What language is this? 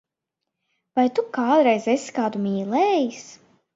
Latvian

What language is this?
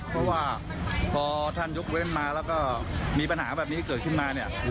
Thai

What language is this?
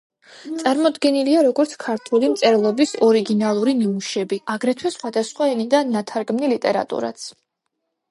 Georgian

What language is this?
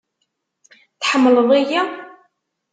Kabyle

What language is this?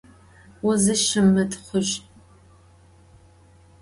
Adyghe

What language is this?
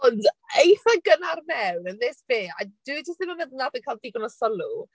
Welsh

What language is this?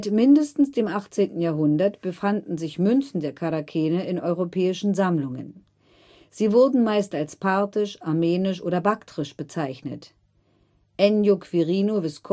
German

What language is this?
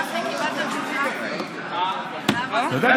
Hebrew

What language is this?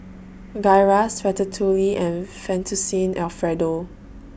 English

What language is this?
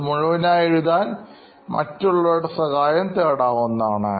Malayalam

